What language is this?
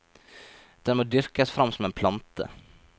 Norwegian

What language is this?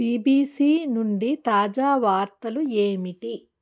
Telugu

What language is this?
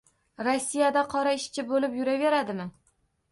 Uzbek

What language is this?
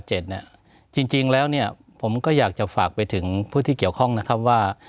Thai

